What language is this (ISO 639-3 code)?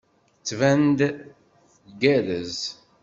kab